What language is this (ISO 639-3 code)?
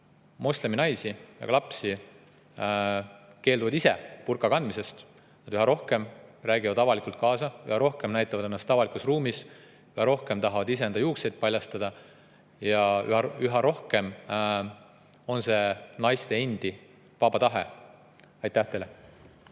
est